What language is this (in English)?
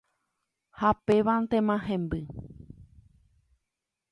Guarani